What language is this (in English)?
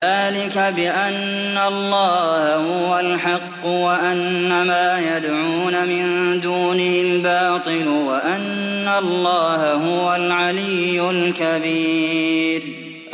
Arabic